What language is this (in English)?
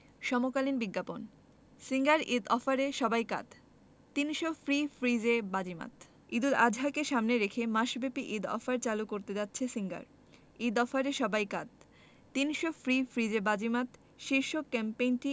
Bangla